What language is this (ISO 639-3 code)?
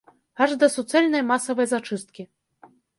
bel